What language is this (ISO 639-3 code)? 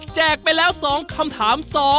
tha